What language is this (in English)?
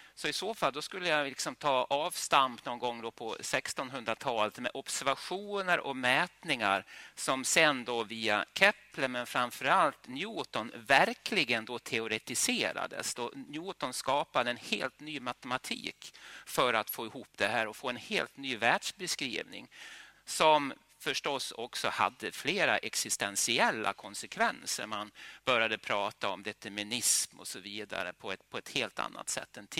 Swedish